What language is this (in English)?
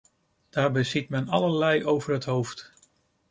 Dutch